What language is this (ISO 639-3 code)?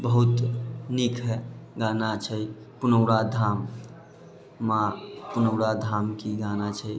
mai